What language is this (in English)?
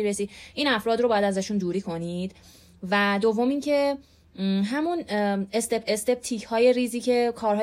Persian